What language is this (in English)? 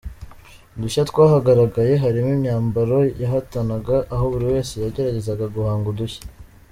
Kinyarwanda